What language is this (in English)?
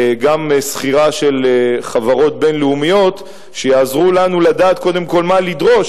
Hebrew